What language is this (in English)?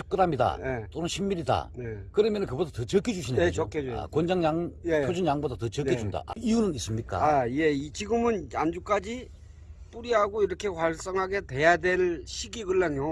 Korean